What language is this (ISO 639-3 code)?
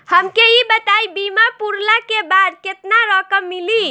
bho